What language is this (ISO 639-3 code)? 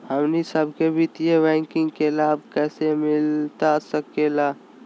mag